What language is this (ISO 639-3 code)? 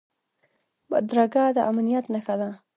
pus